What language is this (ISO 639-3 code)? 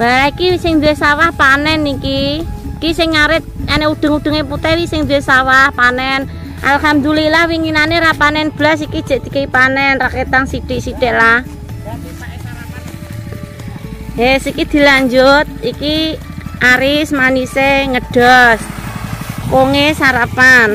ind